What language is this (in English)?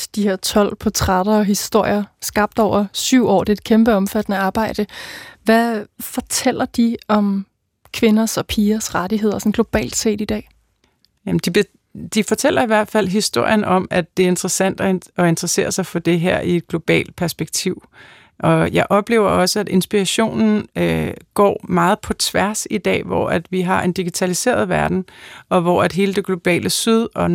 Danish